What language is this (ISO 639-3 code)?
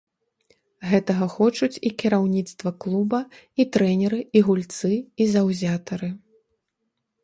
bel